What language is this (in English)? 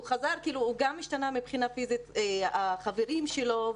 Hebrew